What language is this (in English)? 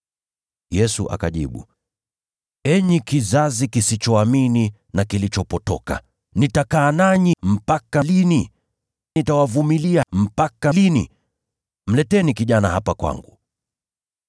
Swahili